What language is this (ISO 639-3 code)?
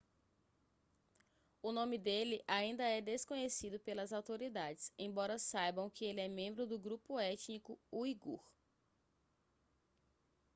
por